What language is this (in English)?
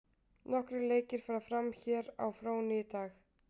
Icelandic